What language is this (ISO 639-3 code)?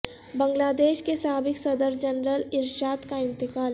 urd